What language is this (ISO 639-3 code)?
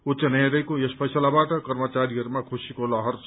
nep